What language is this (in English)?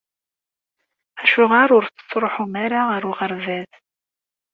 Kabyle